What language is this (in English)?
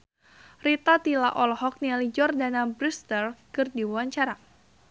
Sundanese